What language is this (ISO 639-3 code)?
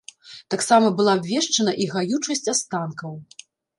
bel